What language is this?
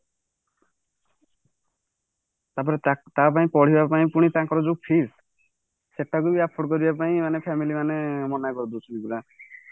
Odia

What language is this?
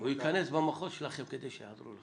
Hebrew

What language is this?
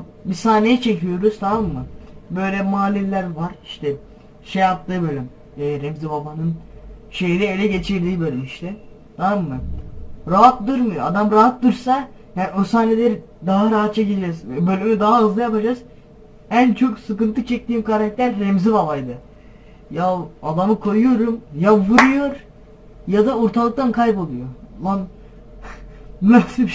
Turkish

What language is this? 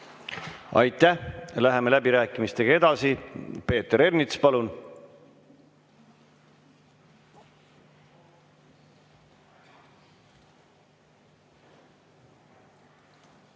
Estonian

